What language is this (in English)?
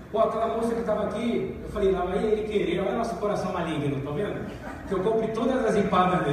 Portuguese